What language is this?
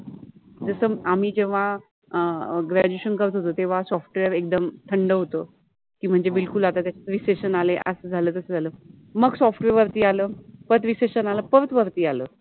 Marathi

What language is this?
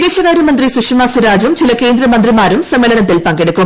Malayalam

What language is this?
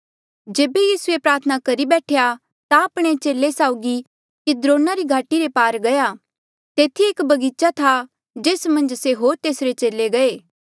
Mandeali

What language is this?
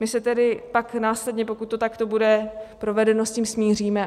Czech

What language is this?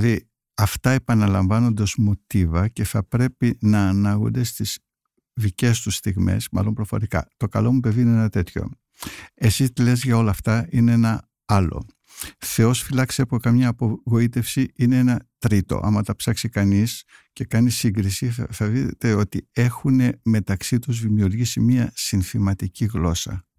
Greek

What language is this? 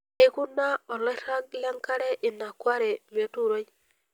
Masai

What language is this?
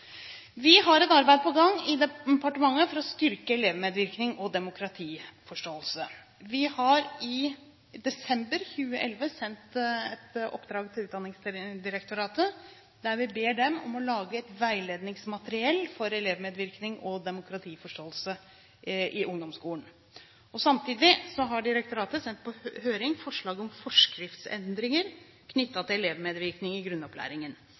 Norwegian Bokmål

